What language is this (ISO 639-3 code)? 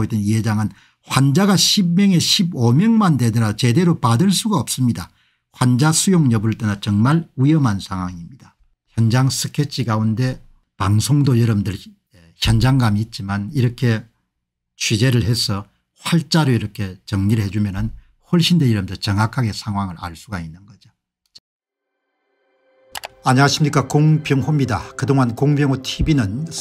kor